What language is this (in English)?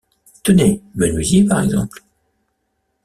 French